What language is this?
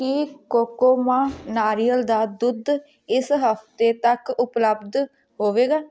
Punjabi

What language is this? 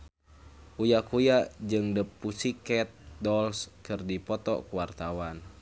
Sundanese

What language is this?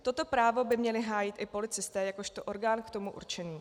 Czech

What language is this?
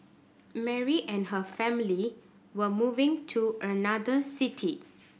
English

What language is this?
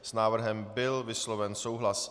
Czech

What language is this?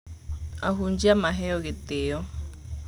Kikuyu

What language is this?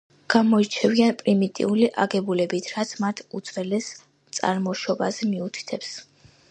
Georgian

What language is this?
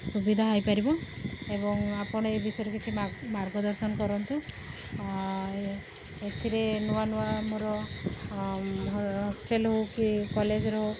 Odia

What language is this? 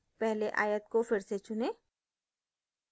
Hindi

